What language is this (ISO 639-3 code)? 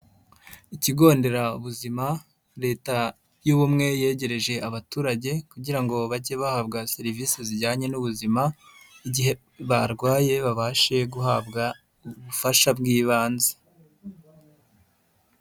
kin